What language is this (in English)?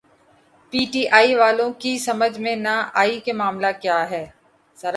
Urdu